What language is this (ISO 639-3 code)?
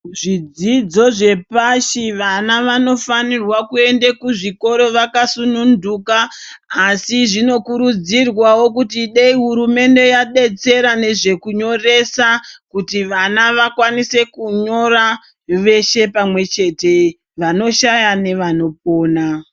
ndc